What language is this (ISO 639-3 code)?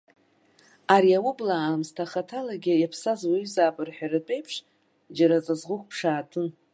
abk